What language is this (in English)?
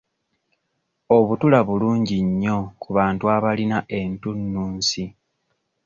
Ganda